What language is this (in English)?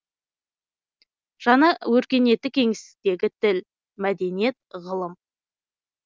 Kazakh